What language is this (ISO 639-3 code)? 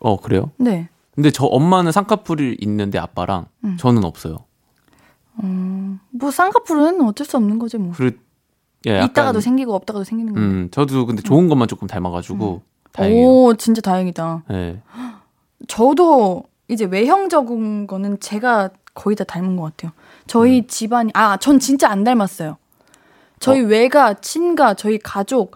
kor